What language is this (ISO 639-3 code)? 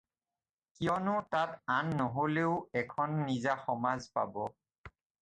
asm